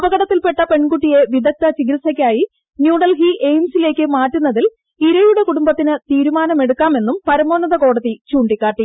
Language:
Malayalam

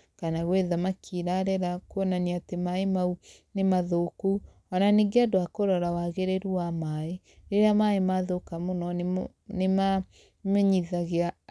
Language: Kikuyu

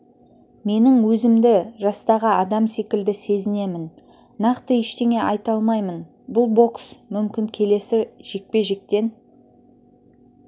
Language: Kazakh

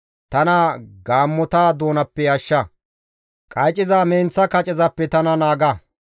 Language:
Gamo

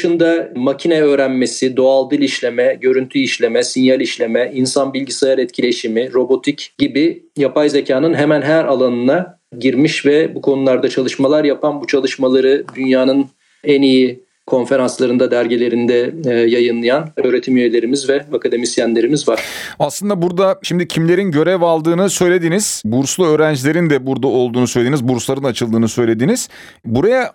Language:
Turkish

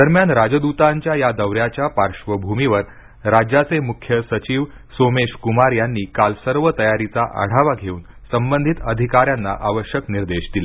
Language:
Marathi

